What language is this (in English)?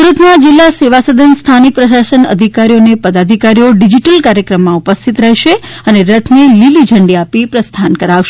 Gujarati